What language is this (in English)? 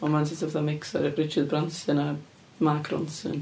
Welsh